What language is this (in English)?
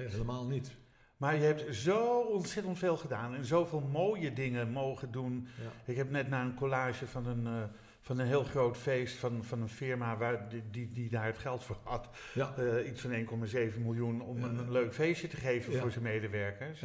Dutch